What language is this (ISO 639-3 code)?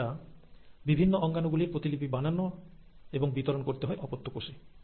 ben